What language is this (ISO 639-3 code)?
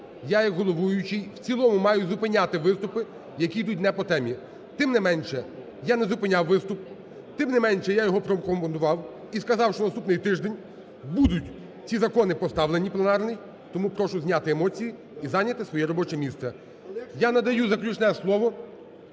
ukr